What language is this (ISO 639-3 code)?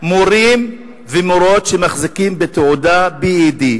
heb